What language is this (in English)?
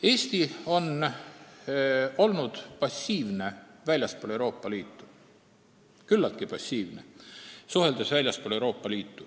Estonian